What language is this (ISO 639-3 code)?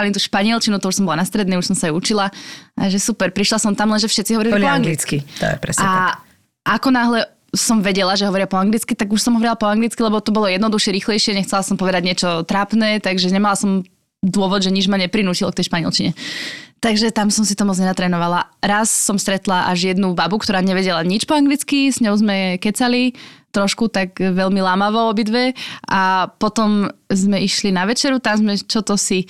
slk